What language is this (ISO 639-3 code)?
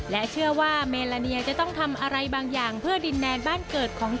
tha